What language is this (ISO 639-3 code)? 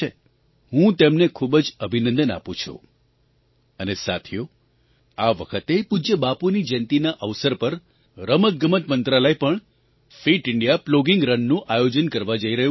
guj